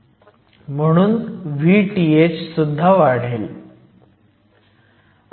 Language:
Marathi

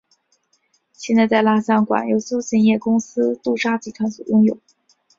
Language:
Chinese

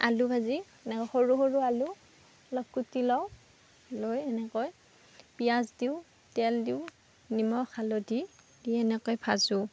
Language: Assamese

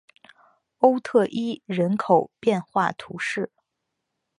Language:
Chinese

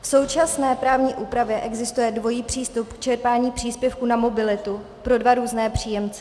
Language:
Czech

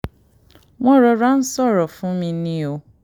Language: Yoruba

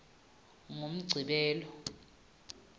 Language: Swati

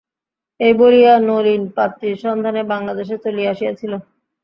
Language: Bangla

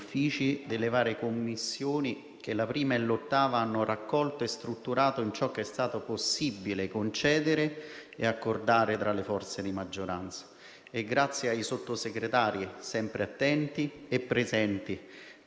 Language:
Italian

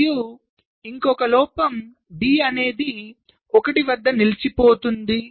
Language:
Telugu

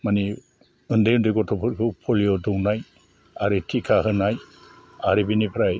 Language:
Bodo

